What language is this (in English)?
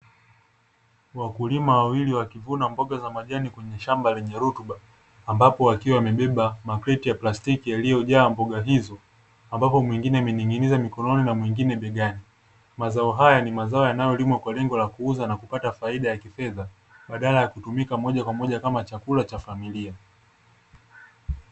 Swahili